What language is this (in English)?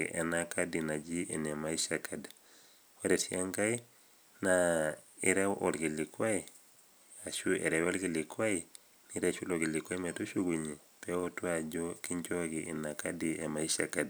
Masai